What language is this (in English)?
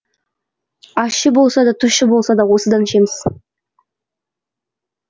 Kazakh